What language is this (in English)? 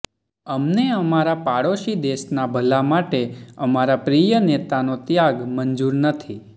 Gujarati